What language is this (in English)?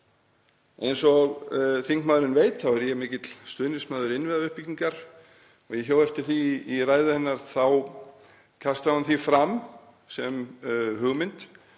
Icelandic